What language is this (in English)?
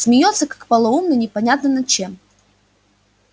Russian